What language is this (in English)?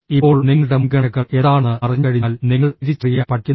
Malayalam